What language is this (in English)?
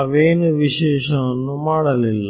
Kannada